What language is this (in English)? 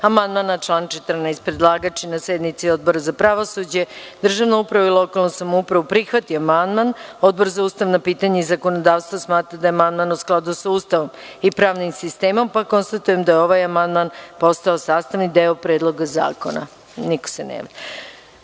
Serbian